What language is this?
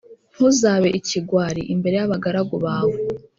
Kinyarwanda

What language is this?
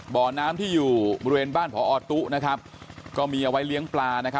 Thai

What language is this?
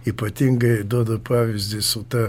Lithuanian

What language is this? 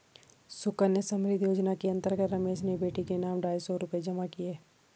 Hindi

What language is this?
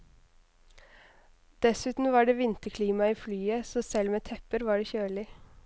Norwegian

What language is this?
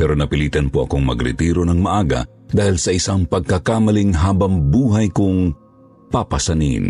Filipino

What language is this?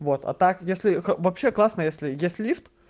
Russian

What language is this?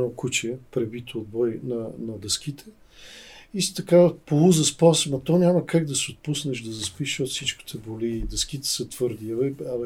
Bulgarian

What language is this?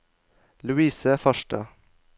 Norwegian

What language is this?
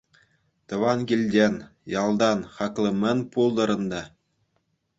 Chuvash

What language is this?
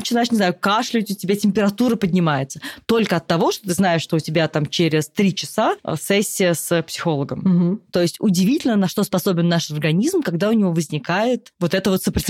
Russian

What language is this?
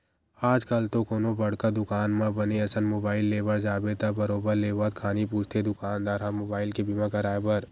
Chhattisgarhi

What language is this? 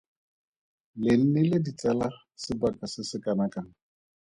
Tswana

